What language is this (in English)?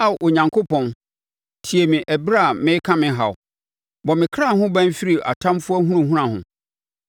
Akan